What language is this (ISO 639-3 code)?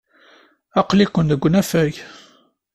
kab